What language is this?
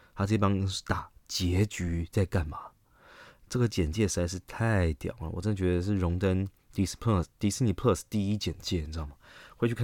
Chinese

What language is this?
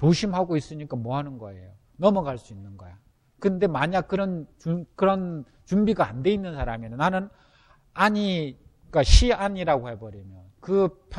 Korean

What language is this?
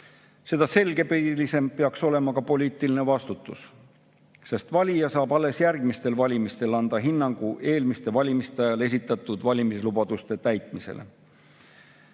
Estonian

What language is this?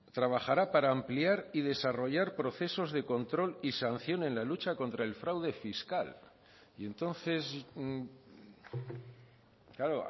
Spanish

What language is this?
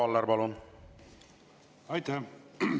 Estonian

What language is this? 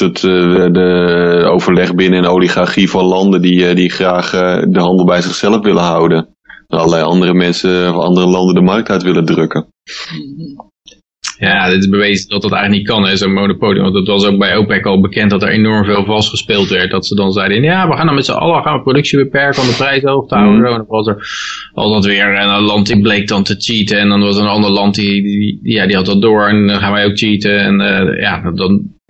Dutch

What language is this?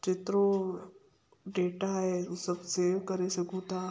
Sindhi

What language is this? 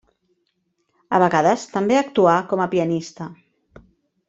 Catalan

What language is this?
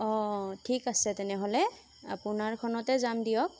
Assamese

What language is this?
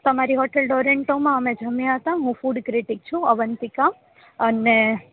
Gujarati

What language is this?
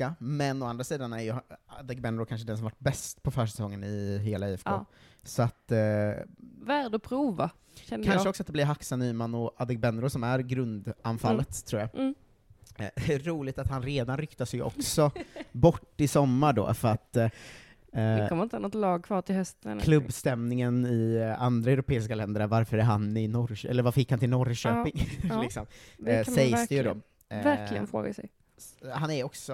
Swedish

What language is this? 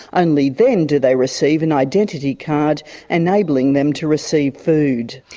English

